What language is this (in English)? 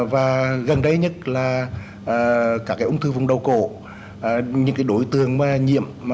Vietnamese